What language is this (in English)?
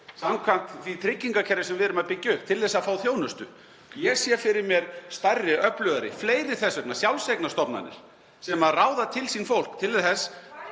Icelandic